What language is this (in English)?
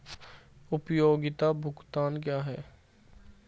Hindi